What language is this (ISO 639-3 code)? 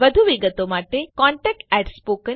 guj